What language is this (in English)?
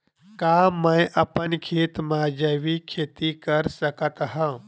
Chhattisgarhi